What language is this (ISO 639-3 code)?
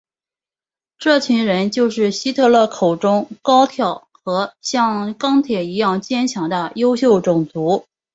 zho